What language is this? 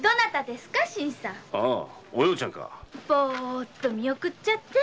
Japanese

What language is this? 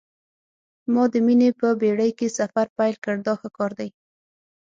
Pashto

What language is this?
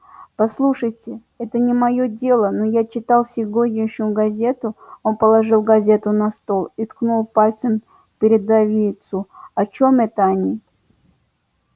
Russian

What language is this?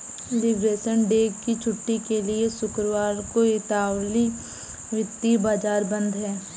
Hindi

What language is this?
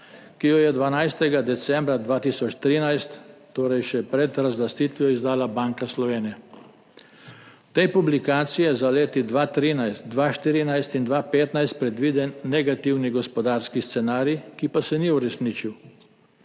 Slovenian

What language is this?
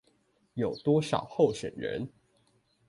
Chinese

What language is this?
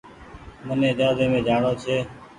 Goaria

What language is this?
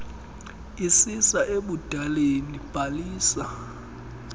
Xhosa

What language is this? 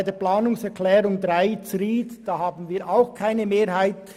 Swiss German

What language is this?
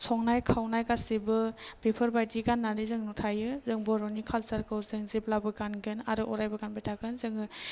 Bodo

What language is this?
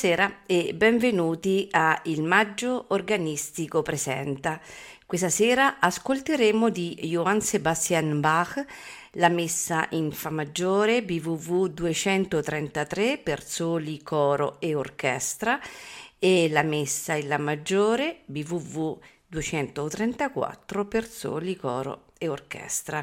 Italian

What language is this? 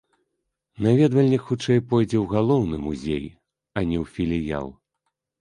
Belarusian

